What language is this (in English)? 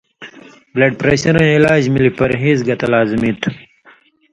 Indus Kohistani